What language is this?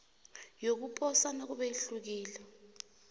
South Ndebele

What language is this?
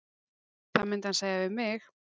Icelandic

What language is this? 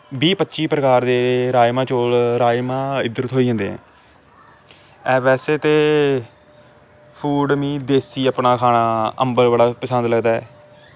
Dogri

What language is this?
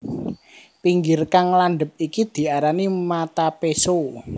Javanese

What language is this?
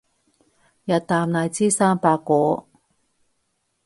Cantonese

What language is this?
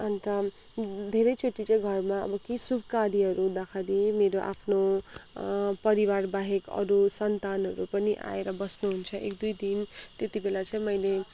Nepali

